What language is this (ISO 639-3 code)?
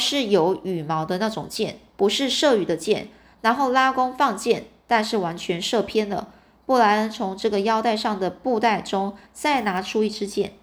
zho